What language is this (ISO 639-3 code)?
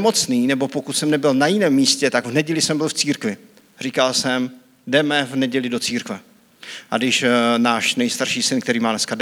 ces